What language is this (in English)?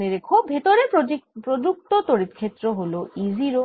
Bangla